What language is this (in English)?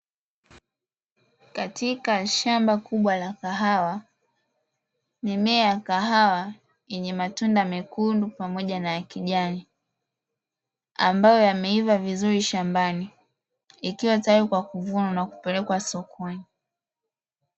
Swahili